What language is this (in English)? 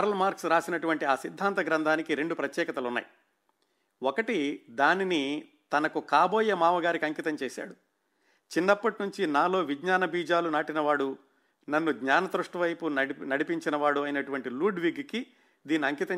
Telugu